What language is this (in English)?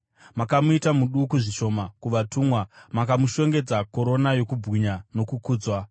Shona